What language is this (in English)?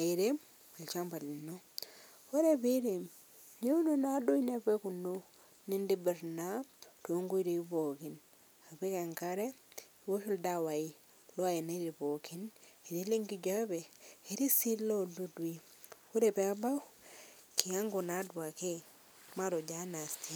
Masai